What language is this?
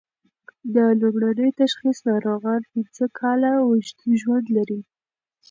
Pashto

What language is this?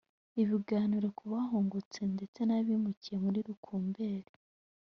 Kinyarwanda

